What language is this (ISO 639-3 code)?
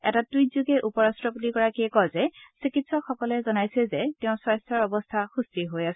asm